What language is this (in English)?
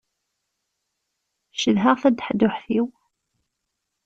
Kabyle